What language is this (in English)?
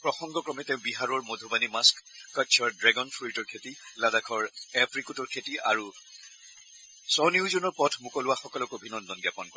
Assamese